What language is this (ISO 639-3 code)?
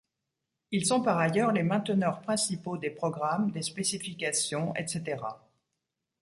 fra